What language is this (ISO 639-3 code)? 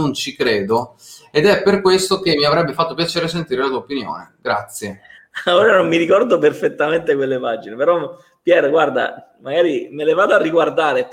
ita